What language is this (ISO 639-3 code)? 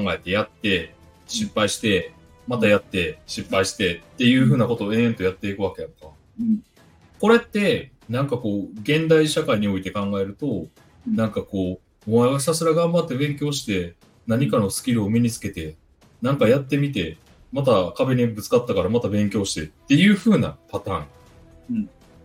jpn